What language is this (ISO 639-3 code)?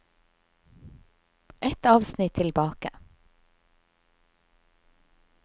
nor